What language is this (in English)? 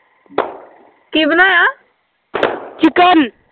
Punjabi